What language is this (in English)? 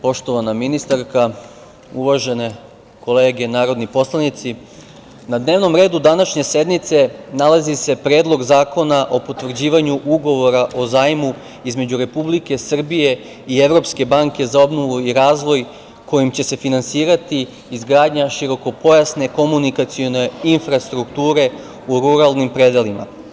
Serbian